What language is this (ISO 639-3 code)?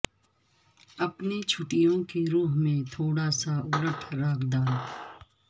urd